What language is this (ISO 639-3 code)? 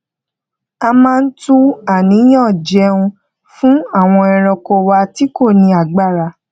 yor